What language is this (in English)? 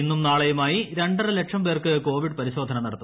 Malayalam